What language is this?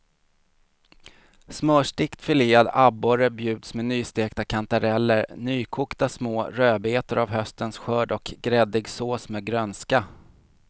Swedish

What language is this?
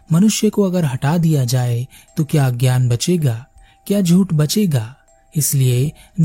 Hindi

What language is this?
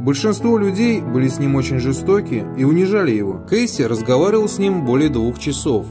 Russian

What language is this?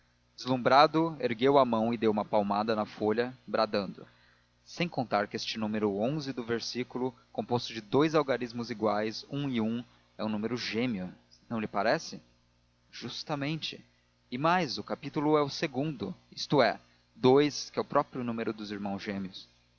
Portuguese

